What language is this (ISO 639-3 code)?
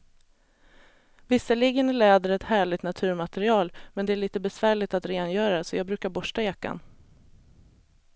swe